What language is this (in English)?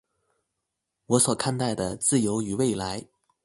Chinese